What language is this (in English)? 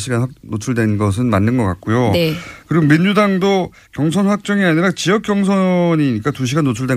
Korean